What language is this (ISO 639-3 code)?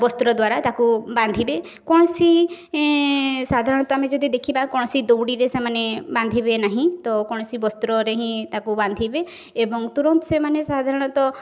ori